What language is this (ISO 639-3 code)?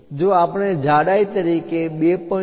guj